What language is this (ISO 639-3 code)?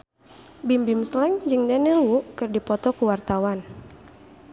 sun